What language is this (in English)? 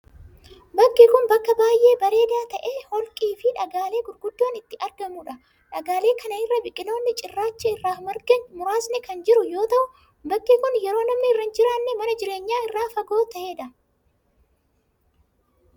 Oromo